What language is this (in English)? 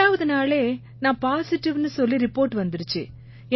Tamil